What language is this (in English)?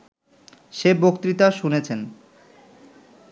Bangla